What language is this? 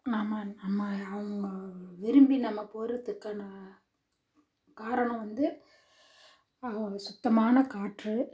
Tamil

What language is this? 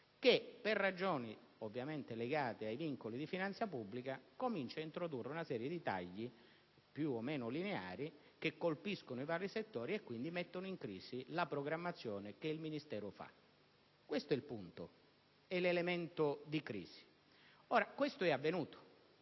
Italian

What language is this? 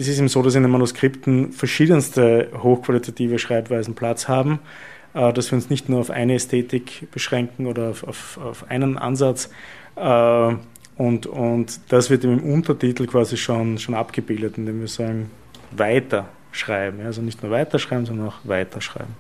German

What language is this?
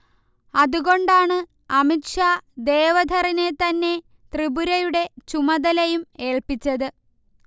Malayalam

